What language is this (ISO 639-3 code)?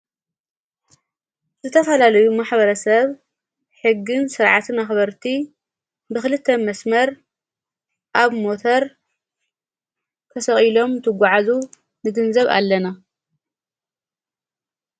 tir